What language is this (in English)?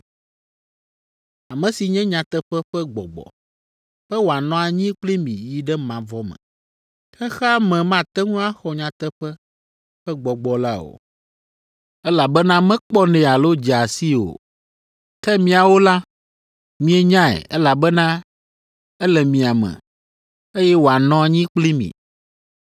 Ewe